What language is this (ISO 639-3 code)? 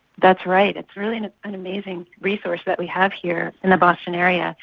eng